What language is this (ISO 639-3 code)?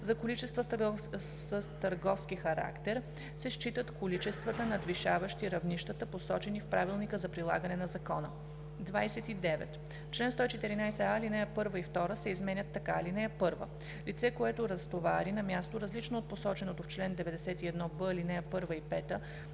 bul